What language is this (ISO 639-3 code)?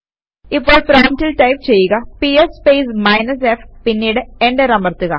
mal